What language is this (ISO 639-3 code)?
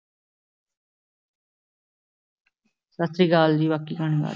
pan